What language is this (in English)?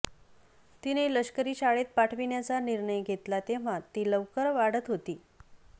Marathi